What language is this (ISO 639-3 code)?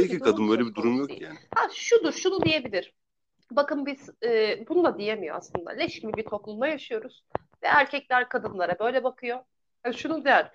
tur